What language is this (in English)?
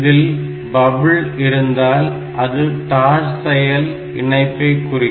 Tamil